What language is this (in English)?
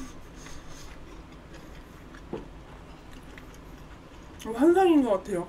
Korean